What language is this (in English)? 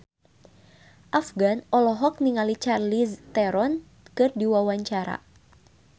Sundanese